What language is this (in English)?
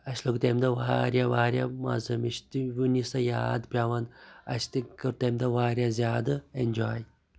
Kashmiri